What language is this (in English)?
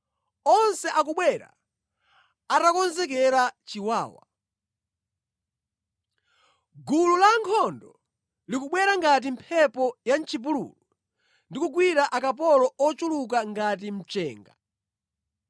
Nyanja